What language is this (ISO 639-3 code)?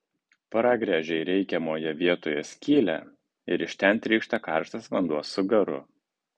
lit